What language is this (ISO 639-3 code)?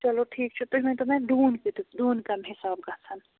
kas